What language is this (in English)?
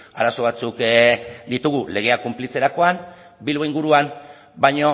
Basque